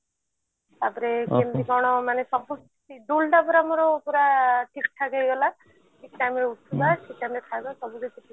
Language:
Odia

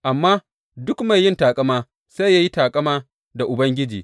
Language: Hausa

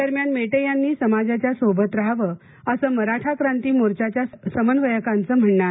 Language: Marathi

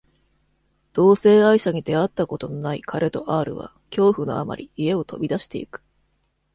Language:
Japanese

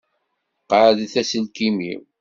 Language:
Kabyle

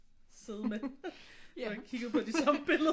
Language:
Danish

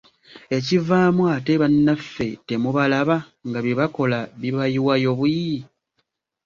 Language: Ganda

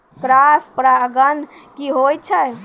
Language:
Maithili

